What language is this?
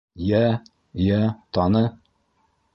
Bashkir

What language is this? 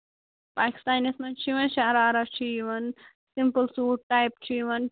Kashmiri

